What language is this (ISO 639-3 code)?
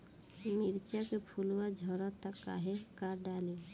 bho